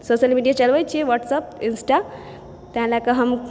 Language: Maithili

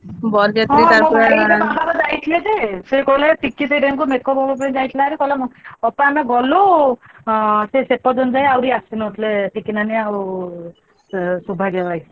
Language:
Odia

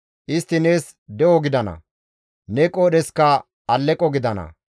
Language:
Gamo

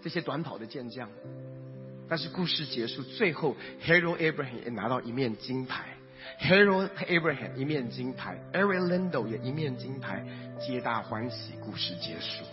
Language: Chinese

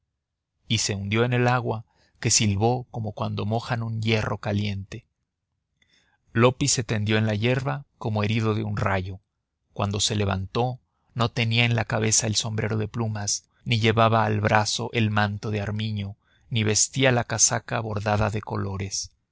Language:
Spanish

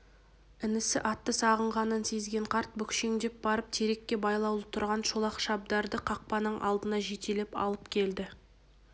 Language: Kazakh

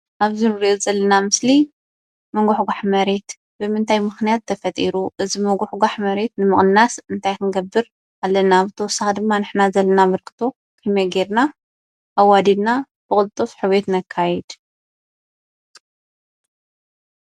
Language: Tigrinya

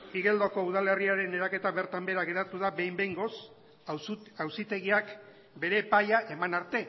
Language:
Basque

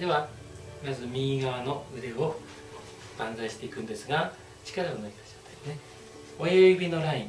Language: Japanese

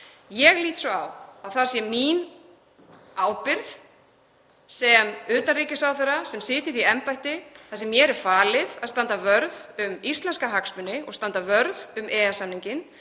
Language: Icelandic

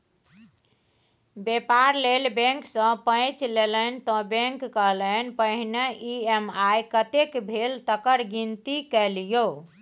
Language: Maithili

